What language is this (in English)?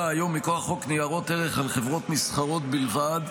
Hebrew